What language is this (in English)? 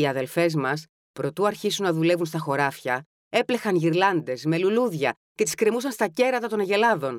Greek